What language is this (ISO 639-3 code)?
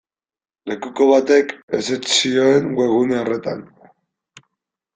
eus